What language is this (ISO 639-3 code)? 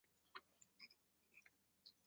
zho